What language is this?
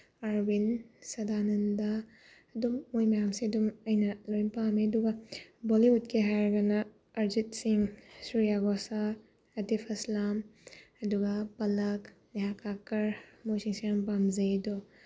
Manipuri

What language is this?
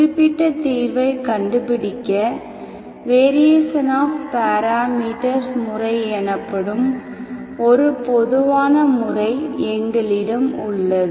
Tamil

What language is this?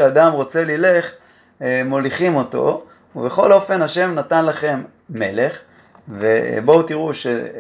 Hebrew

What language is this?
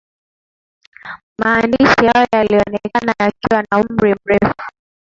Swahili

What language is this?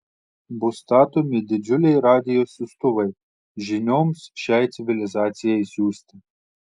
Lithuanian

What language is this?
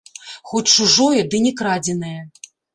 Belarusian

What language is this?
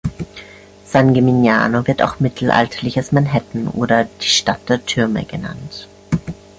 German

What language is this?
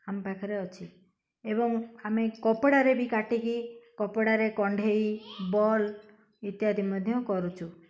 Odia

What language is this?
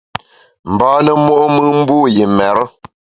Bamun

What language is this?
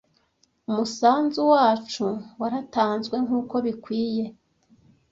Kinyarwanda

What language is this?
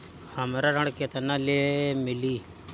Bhojpuri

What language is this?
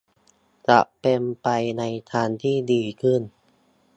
Thai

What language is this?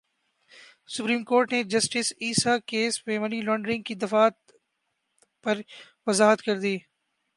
Urdu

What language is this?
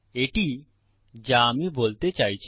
Bangla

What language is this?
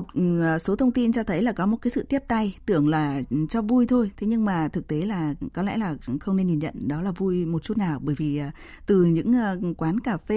Vietnamese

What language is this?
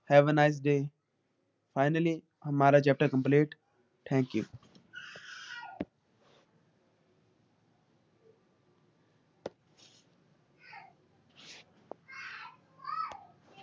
Punjabi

